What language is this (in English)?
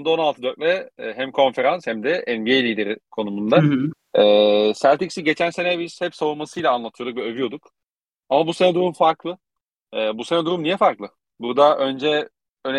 Turkish